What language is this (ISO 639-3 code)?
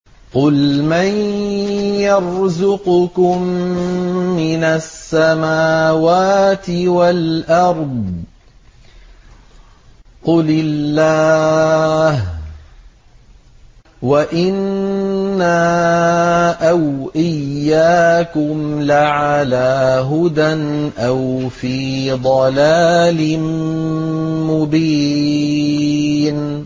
ara